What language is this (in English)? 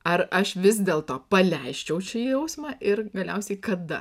Lithuanian